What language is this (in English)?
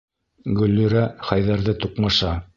Bashkir